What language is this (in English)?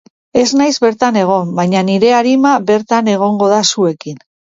Basque